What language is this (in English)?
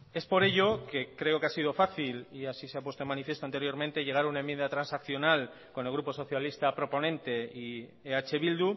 Spanish